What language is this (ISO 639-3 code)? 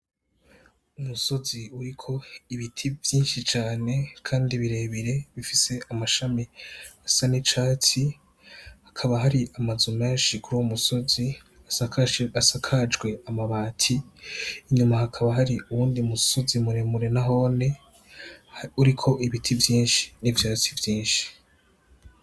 run